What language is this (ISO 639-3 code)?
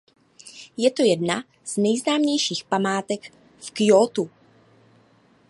ces